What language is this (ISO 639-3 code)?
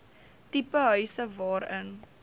afr